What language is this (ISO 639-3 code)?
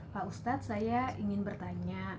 ind